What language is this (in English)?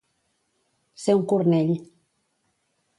Catalan